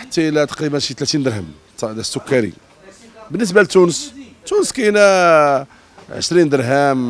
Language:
Arabic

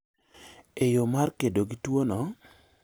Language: Luo (Kenya and Tanzania)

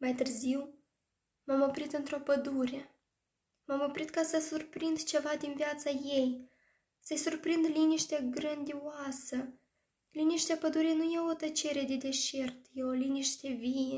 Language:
Romanian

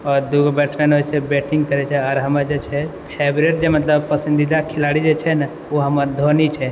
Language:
Maithili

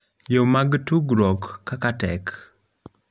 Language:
Luo (Kenya and Tanzania)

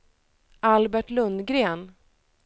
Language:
Swedish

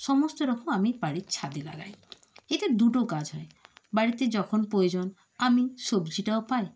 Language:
Bangla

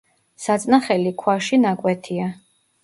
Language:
Georgian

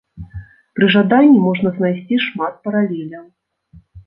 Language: Belarusian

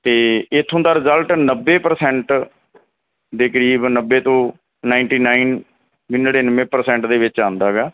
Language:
Punjabi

